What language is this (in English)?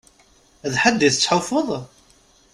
Kabyle